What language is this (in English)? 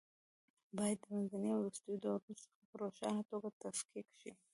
Pashto